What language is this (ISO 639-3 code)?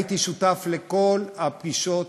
heb